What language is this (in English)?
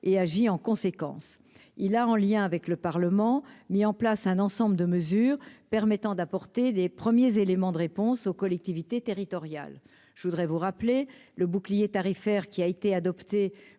French